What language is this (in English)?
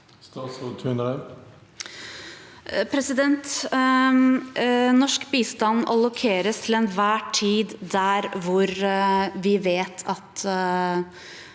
Norwegian